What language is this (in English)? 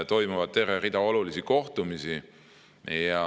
Estonian